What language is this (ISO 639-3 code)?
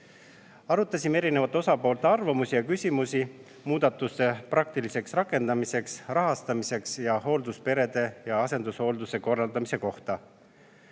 est